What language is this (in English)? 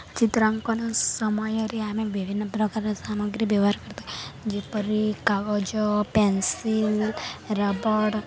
Odia